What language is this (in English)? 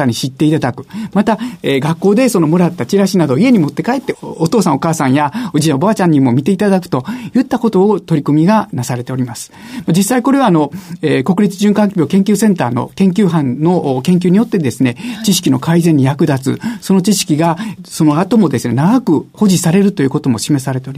Japanese